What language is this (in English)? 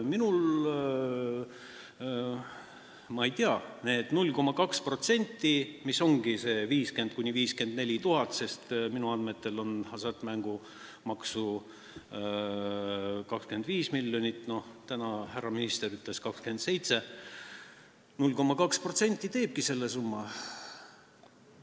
Estonian